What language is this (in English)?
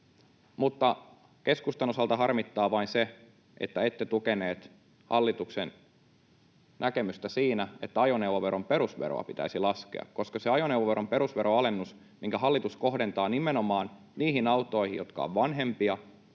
Finnish